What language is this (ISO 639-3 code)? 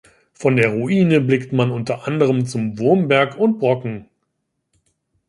deu